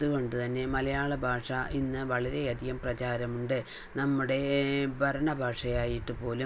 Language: Malayalam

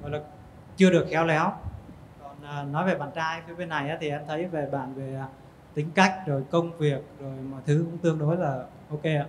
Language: Vietnamese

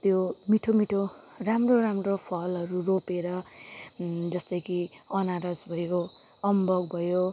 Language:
Nepali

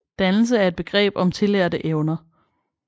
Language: Danish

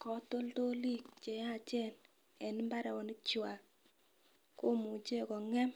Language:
Kalenjin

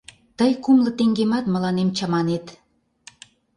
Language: Mari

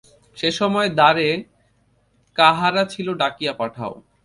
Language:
Bangla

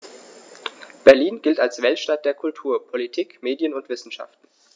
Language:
German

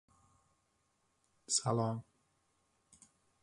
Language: Uzbek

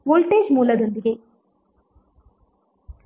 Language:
Kannada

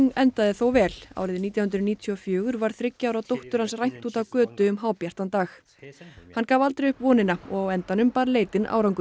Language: Icelandic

